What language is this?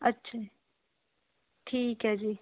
Punjabi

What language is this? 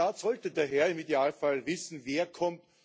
German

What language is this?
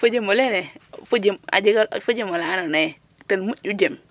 Serer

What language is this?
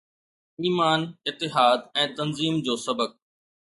Sindhi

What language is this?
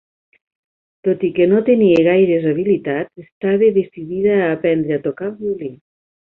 Catalan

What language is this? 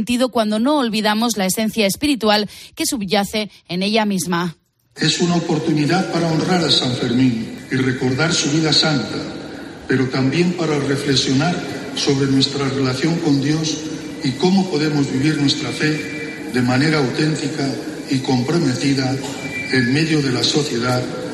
Spanish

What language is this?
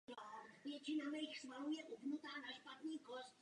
Czech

